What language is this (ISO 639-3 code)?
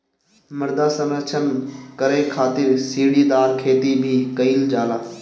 bho